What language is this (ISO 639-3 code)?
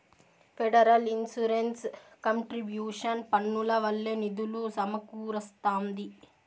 tel